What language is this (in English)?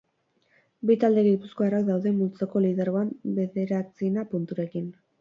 Basque